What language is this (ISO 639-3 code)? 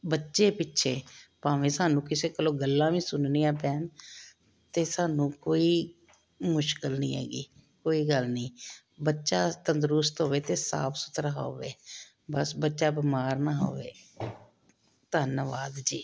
pan